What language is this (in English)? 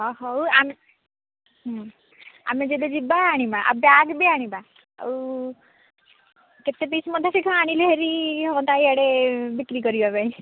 Odia